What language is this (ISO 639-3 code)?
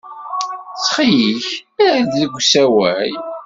kab